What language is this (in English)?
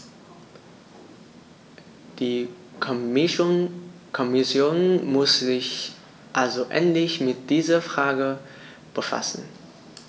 German